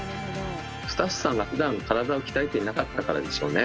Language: Japanese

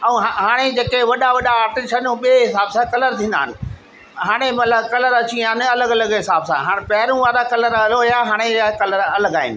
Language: Sindhi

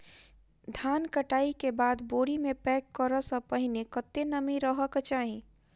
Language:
Maithili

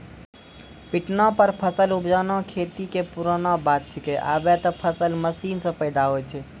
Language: Maithili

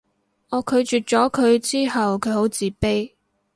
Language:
Cantonese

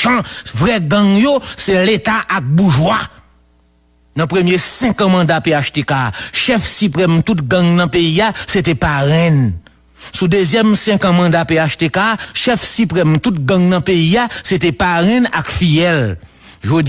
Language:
French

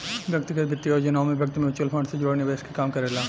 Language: Bhojpuri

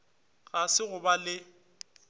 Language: Northern Sotho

